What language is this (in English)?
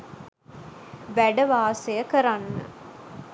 Sinhala